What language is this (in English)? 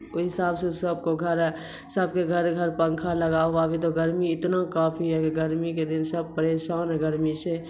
Urdu